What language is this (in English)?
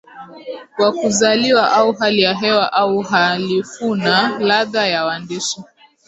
Swahili